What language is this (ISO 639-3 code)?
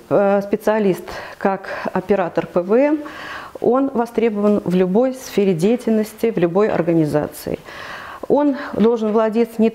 rus